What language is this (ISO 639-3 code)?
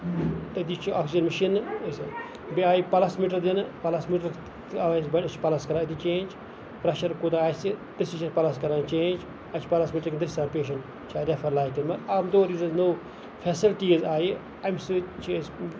kas